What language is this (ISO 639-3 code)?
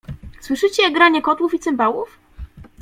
pol